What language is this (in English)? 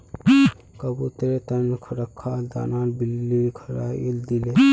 Magahi